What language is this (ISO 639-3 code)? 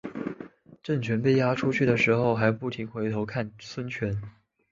zho